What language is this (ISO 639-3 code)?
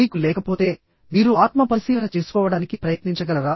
tel